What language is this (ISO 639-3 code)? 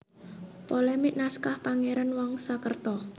jav